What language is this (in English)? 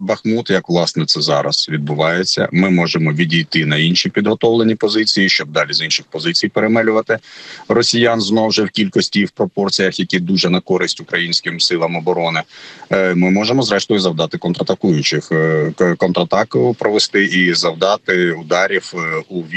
Ukrainian